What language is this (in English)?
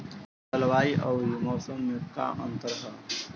Bhojpuri